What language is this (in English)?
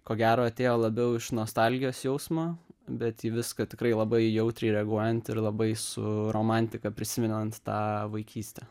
Lithuanian